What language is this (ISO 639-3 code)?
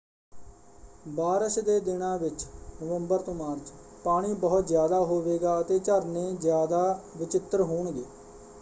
pan